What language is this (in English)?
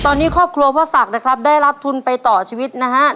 Thai